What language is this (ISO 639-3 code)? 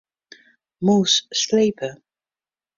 fry